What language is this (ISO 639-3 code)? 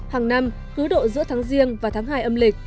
vie